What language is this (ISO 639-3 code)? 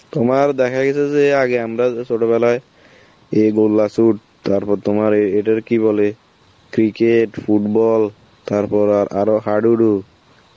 ben